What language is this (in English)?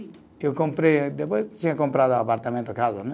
Portuguese